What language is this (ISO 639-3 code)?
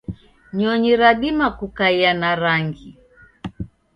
dav